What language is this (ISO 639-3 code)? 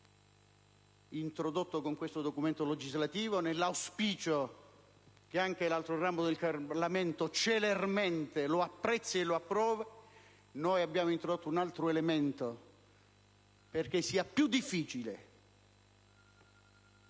ita